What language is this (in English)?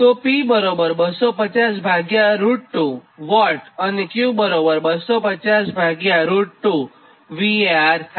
Gujarati